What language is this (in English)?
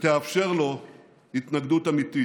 Hebrew